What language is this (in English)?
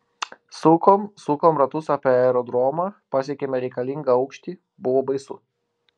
Lithuanian